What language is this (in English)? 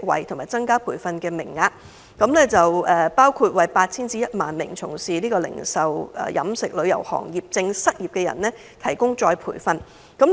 Cantonese